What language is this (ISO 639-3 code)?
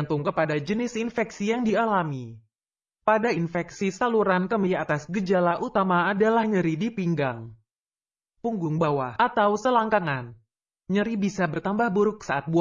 ind